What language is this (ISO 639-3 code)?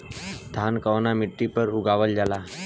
bho